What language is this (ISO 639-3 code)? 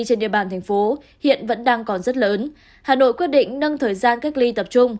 vie